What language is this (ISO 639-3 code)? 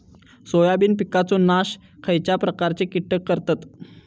mar